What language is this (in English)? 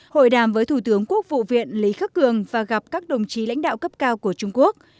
Vietnamese